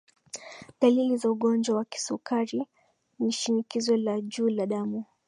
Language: Swahili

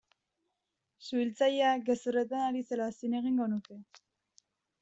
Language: Basque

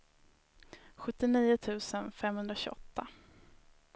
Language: Swedish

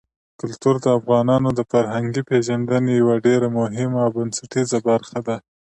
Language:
Pashto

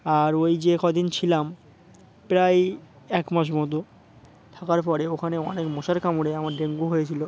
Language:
Bangla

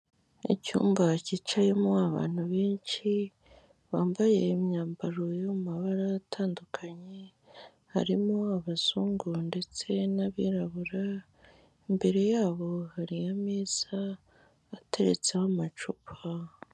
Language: Kinyarwanda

